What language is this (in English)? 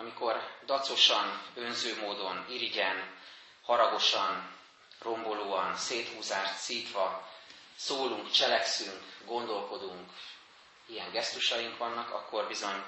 Hungarian